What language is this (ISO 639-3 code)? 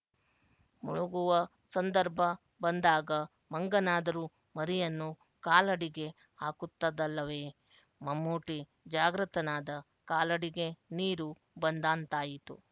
kan